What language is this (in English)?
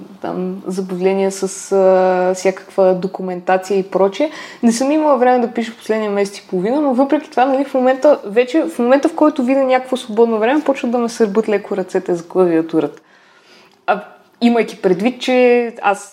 Bulgarian